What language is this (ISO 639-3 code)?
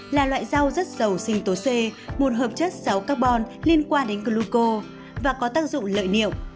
vie